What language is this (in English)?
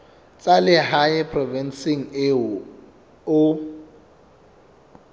Southern Sotho